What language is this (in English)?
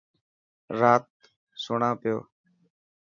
Dhatki